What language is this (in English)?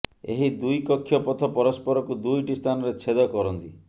Odia